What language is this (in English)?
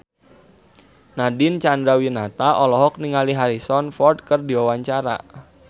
Sundanese